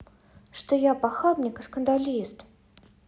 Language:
Russian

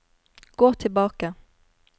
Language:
Norwegian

